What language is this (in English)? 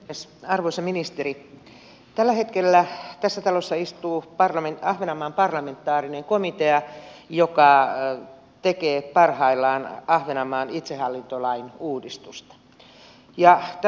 Finnish